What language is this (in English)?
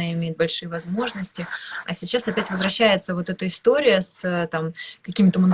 Russian